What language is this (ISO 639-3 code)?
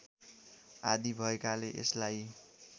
nep